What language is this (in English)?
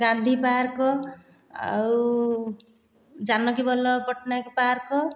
Odia